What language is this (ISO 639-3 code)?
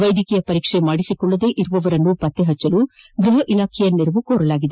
kan